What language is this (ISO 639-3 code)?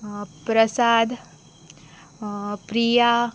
kok